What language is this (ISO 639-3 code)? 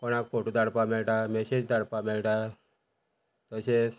kok